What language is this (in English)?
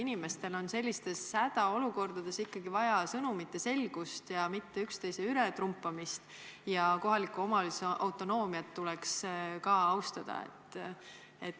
Estonian